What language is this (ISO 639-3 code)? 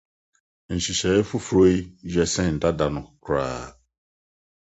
aka